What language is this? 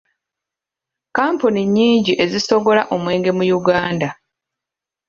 Ganda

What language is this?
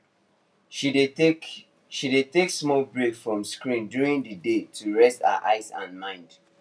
Nigerian Pidgin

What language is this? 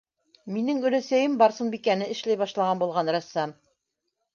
Bashkir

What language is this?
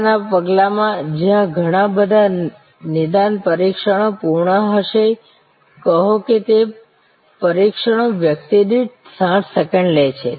Gujarati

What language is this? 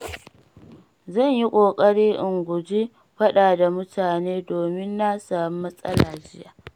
Hausa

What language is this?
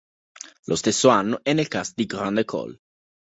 Italian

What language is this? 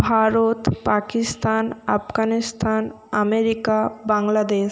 Bangla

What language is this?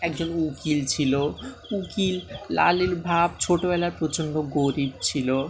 Bangla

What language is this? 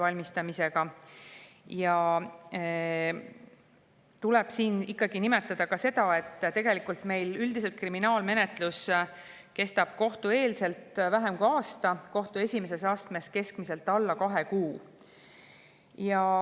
Estonian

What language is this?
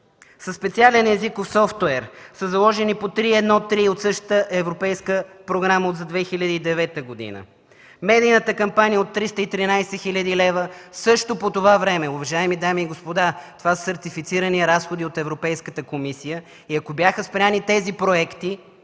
Bulgarian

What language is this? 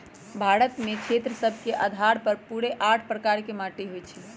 Magahi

